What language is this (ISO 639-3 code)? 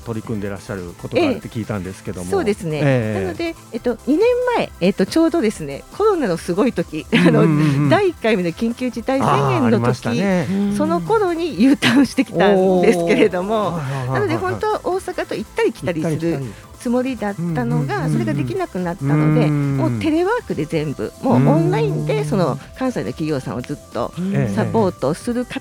jpn